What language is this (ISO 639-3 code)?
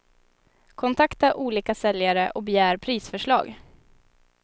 swe